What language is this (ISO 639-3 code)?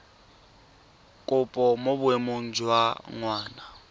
tsn